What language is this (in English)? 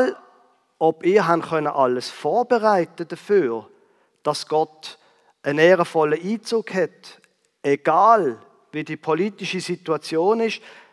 German